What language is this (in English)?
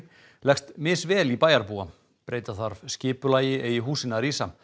Icelandic